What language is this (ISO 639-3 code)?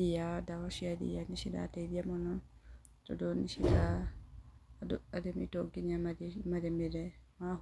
kik